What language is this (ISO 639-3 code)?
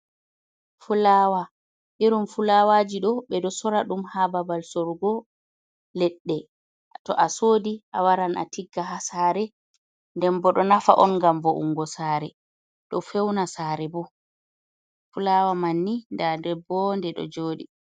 ful